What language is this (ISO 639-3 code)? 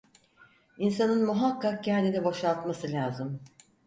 tur